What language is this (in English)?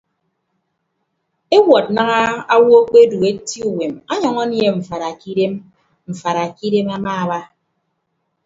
Ibibio